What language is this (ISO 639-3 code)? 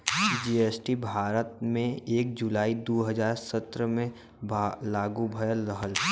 bho